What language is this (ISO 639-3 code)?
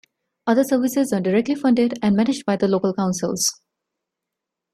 eng